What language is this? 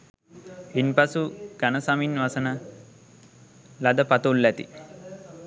Sinhala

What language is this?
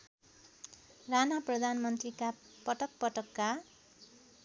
Nepali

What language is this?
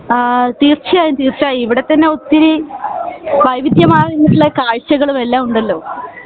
Malayalam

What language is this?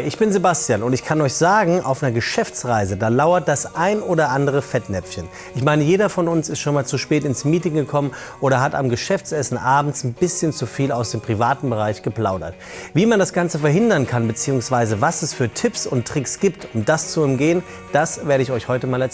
German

